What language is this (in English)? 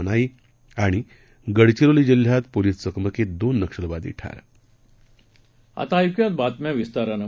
Marathi